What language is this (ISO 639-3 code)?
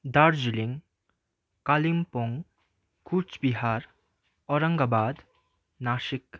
nep